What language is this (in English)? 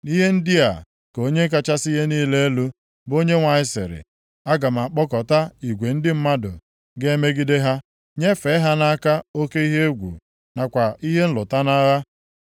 Igbo